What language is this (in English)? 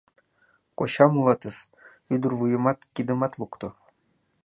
Mari